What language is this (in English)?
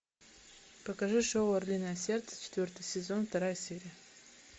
Russian